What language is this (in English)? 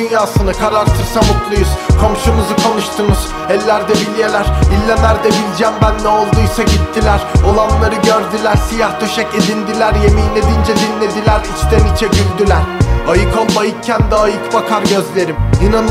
Turkish